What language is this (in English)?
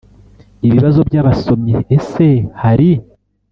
Kinyarwanda